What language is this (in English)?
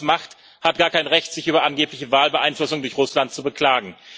German